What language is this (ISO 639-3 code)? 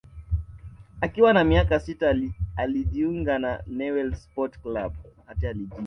swa